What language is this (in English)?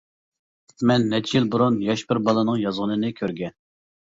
Uyghur